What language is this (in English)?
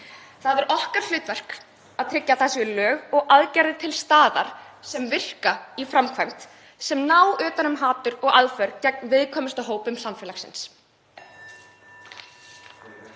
Icelandic